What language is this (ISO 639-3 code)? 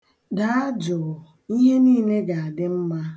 ibo